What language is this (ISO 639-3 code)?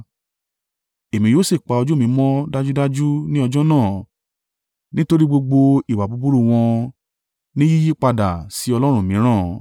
yor